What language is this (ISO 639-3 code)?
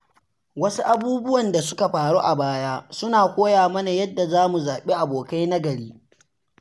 hau